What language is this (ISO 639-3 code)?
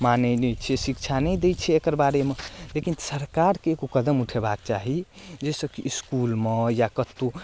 mai